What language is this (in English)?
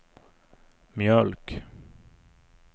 Swedish